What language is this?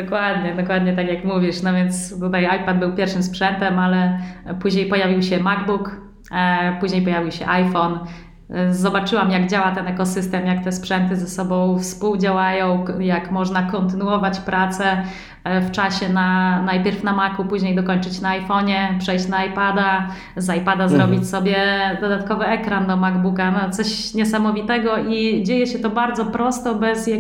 Polish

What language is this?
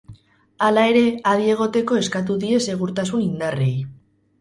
Basque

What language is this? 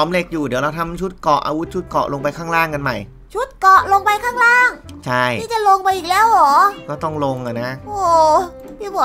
Thai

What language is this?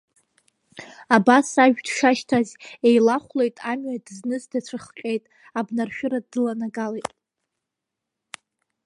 Abkhazian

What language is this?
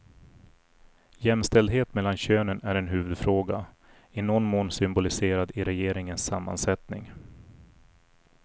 Swedish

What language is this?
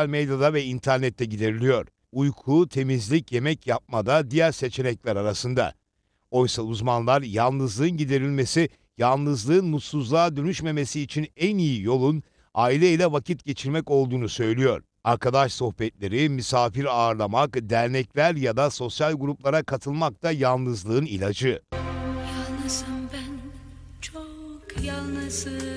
Turkish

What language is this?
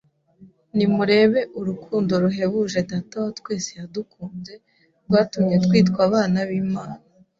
Kinyarwanda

